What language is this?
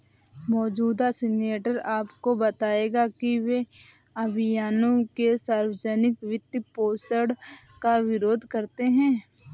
Hindi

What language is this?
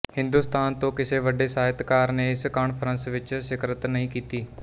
Punjabi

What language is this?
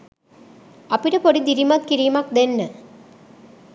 Sinhala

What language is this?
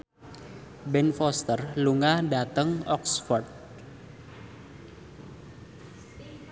Javanese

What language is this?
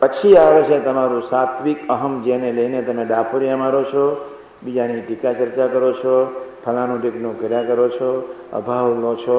Gujarati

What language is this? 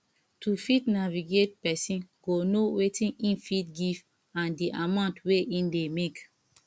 Nigerian Pidgin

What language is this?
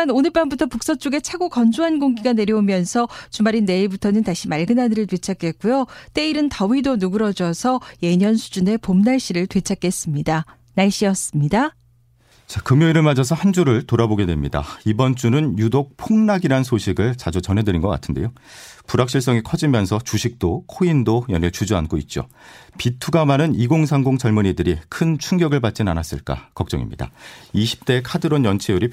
Korean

